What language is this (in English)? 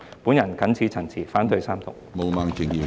Cantonese